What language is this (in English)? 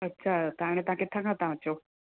Sindhi